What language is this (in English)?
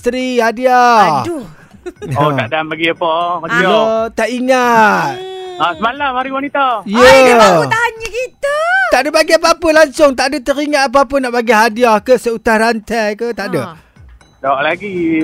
Malay